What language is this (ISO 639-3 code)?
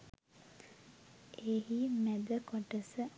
sin